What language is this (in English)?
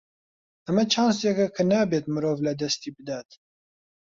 Central Kurdish